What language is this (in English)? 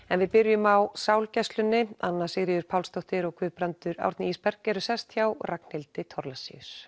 Icelandic